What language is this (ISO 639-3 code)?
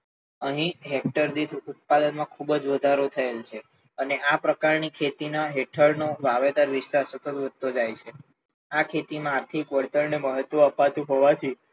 guj